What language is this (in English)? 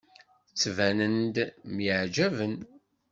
Kabyle